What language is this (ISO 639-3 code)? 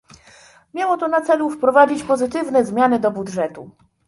pol